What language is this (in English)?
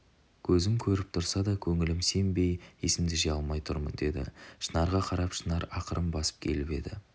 Kazakh